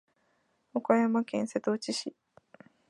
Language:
Japanese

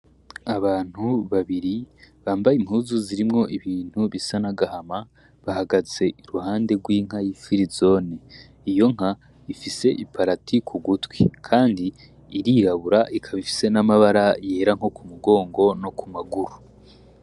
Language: Rundi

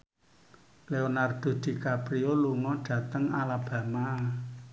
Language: Javanese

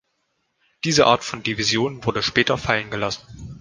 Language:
German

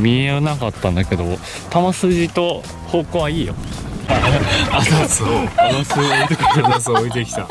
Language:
Japanese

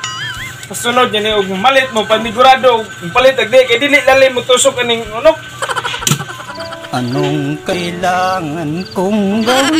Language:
Indonesian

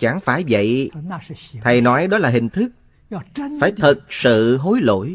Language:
Vietnamese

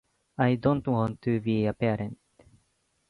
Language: Japanese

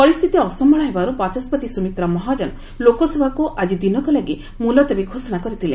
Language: Odia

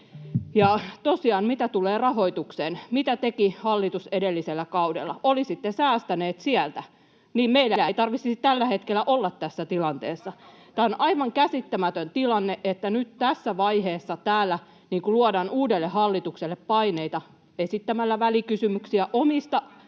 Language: Finnish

